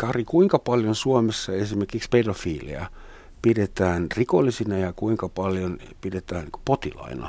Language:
Finnish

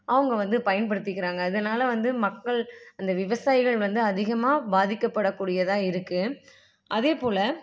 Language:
Tamil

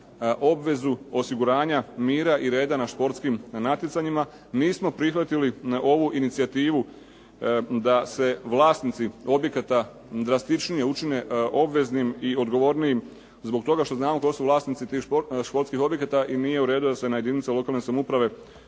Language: Croatian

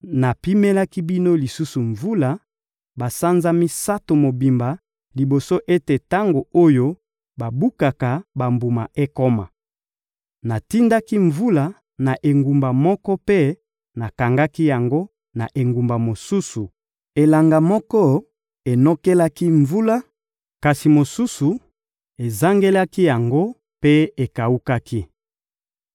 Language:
Lingala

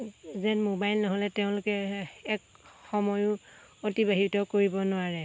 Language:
Assamese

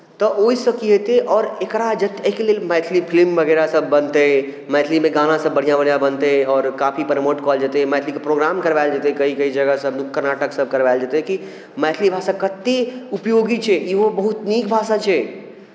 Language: Maithili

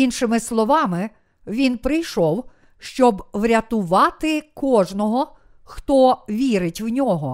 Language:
Ukrainian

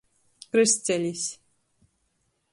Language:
Latgalian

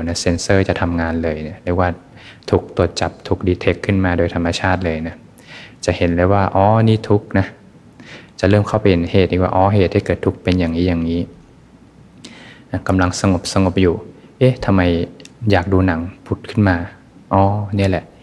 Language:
Thai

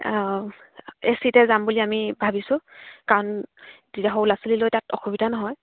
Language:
Assamese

